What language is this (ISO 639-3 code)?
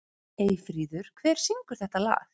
isl